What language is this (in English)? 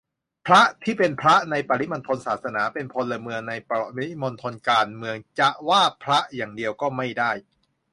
Thai